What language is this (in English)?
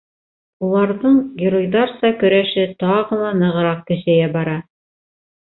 Bashkir